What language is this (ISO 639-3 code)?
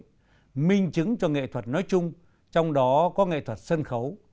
vie